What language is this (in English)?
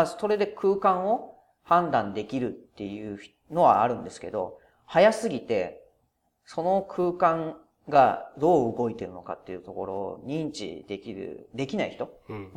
Japanese